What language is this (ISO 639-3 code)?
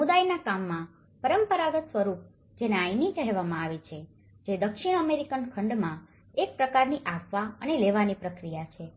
guj